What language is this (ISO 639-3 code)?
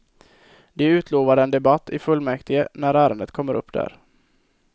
swe